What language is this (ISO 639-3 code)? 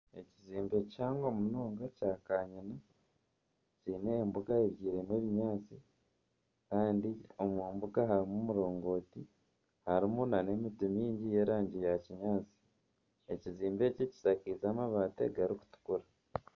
nyn